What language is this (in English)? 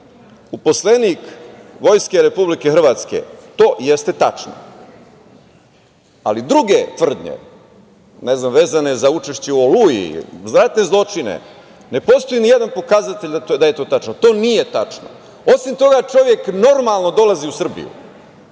Serbian